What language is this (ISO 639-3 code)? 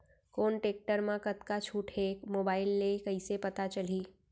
hne